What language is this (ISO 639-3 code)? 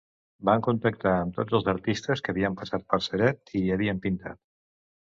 cat